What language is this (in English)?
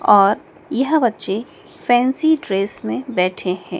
Hindi